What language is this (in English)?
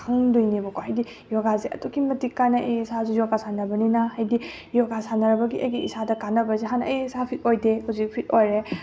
Manipuri